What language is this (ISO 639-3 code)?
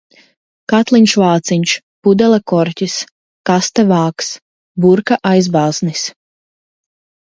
lav